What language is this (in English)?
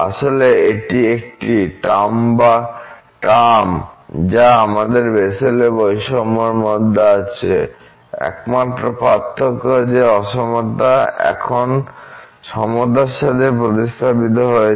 Bangla